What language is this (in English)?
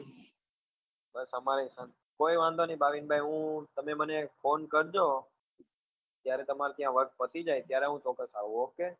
Gujarati